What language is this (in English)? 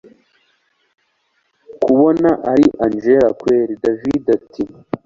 Kinyarwanda